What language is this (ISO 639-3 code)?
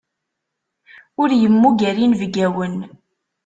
kab